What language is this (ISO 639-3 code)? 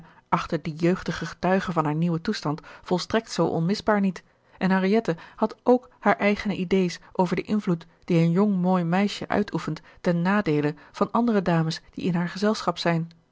nld